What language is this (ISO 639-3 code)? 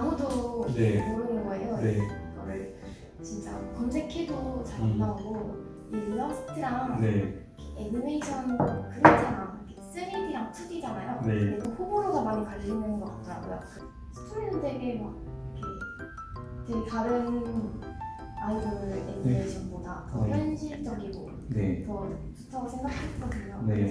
kor